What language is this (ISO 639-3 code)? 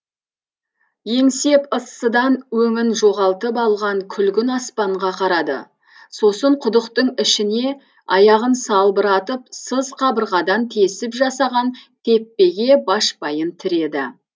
kaz